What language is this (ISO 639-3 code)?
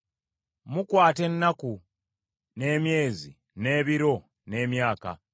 lug